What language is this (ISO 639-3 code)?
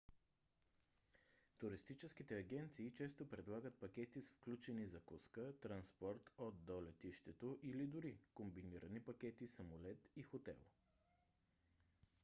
bul